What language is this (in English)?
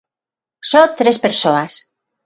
Galician